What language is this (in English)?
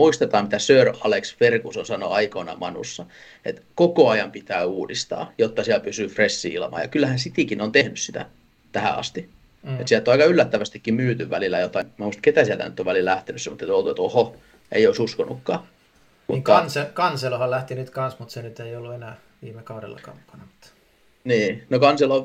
Finnish